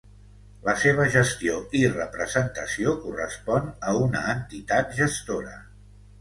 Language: Catalan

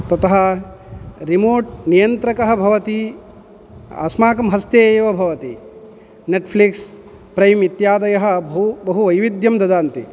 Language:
Sanskrit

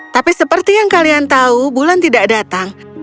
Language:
Indonesian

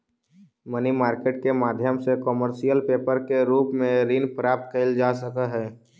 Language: Magahi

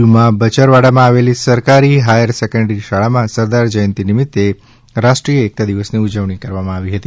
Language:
Gujarati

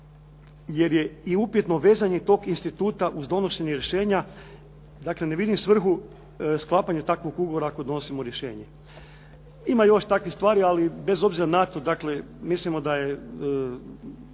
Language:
Croatian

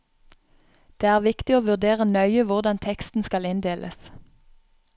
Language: Norwegian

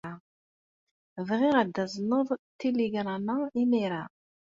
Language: Kabyle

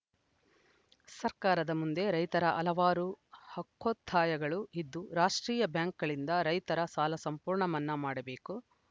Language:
Kannada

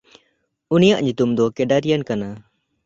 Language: Santali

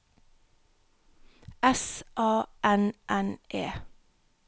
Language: Norwegian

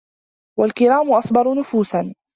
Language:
Arabic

